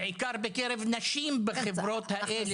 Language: Hebrew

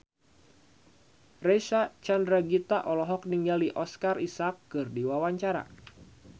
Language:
Sundanese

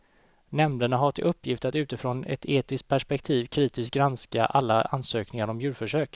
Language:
Swedish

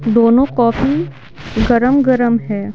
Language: Hindi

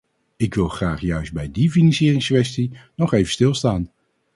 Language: Dutch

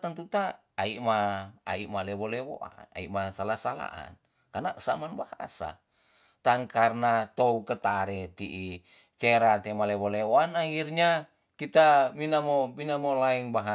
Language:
Tonsea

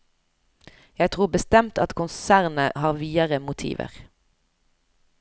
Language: Norwegian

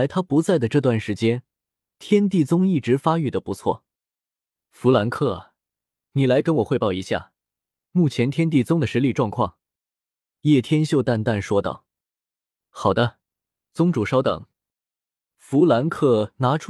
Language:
Chinese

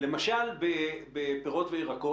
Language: Hebrew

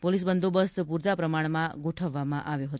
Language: Gujarati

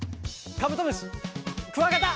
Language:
Japanese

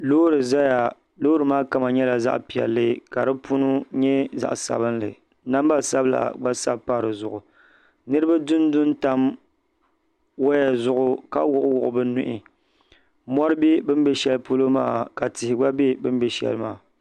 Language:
Dagbani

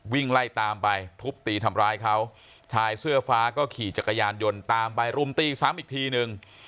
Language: Thai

